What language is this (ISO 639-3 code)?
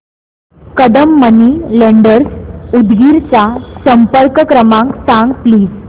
mar